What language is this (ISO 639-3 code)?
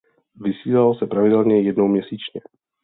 ces